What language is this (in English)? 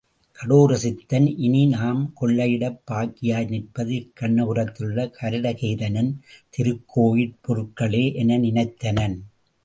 Tamil